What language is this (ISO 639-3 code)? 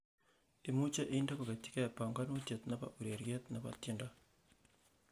kln